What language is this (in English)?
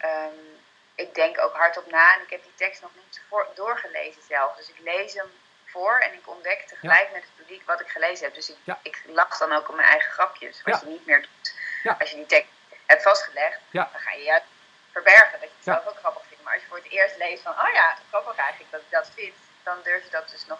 Dutch